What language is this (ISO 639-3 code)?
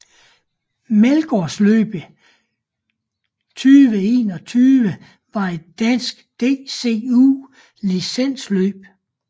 dan